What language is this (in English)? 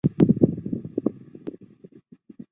Chinese